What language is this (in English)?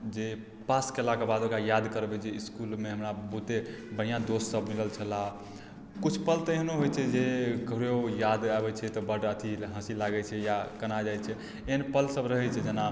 Maithili